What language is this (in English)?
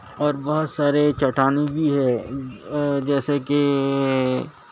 Urdu